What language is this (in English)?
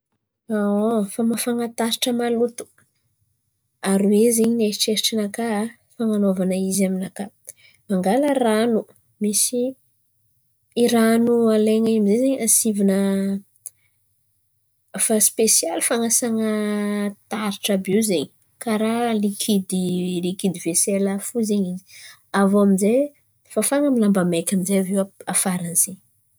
Antankarana Malagasy